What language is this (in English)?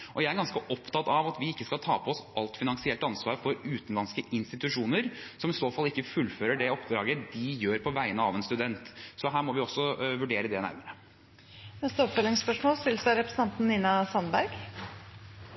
Norwegian